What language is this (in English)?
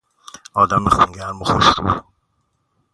Persian